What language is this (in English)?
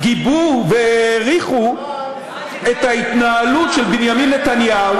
Hebrew